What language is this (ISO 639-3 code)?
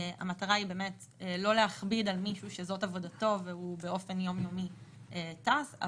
heb